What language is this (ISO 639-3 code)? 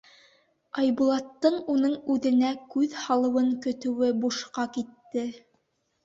bak